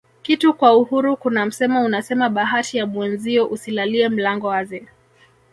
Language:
Swahili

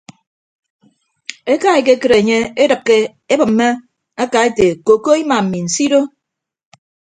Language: Ibibio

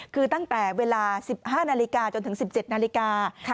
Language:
Thai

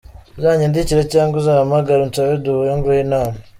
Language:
Kinyarwanda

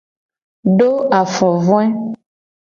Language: Gen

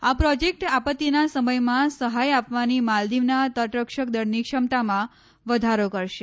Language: Gujarati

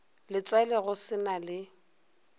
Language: Northern Sotho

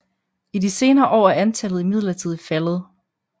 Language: Danish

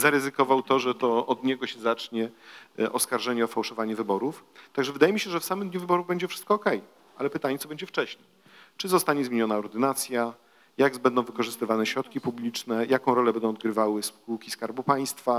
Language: Polish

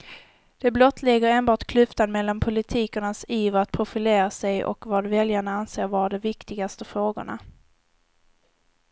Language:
Swedish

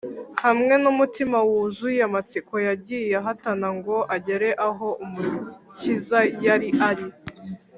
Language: Kinyarwanda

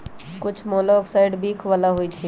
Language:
Magahi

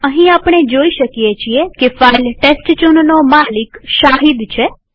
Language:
Gujarati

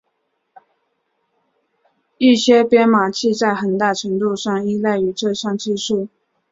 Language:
Chinese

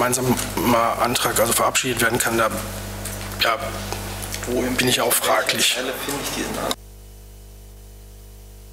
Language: German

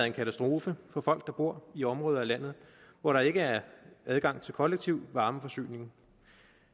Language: Danish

